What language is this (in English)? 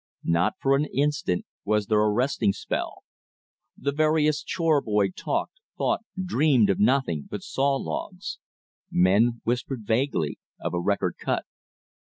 English